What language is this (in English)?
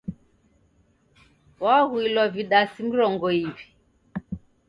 Taita